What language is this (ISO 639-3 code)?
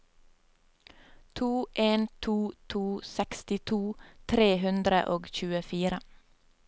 nor